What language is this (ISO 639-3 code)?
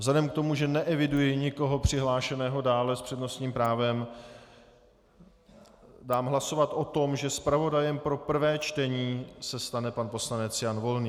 ces